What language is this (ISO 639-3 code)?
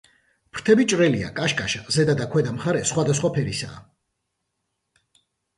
kat